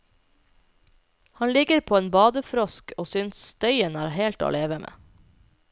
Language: Norwegian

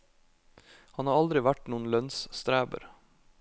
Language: Norwegian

